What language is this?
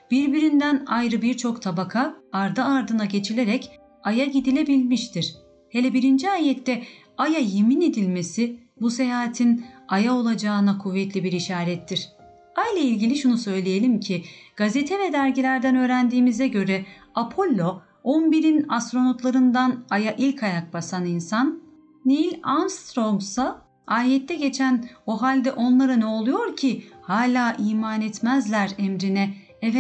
Turkish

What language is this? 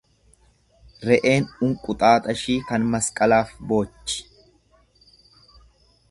Oromo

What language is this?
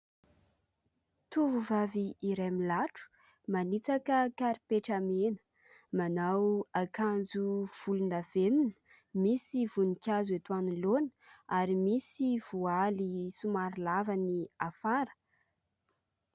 Malagasy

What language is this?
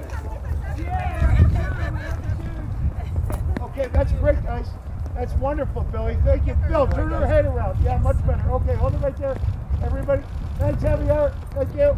English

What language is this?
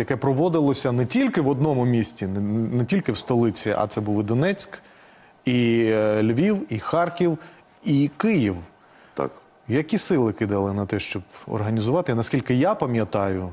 Ukrainian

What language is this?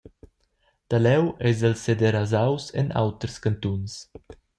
Romansh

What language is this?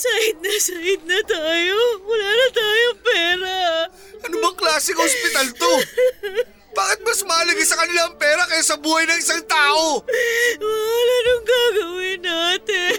Filipino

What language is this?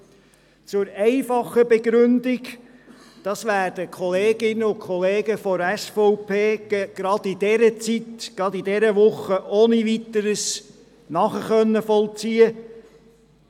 Swiss German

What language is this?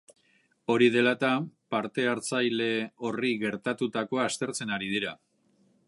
Basque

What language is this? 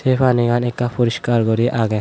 Chakma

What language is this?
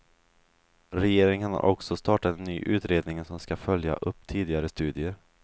Swedish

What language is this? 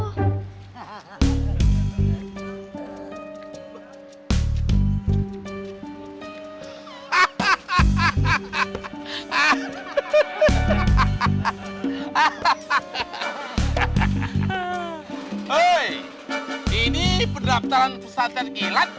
Indonesian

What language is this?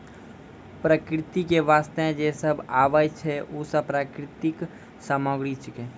Maithili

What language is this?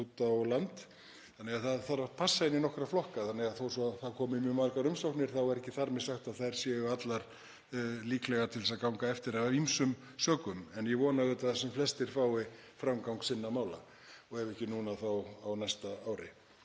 Icelandic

